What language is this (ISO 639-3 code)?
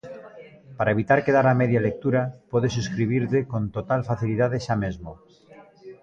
glg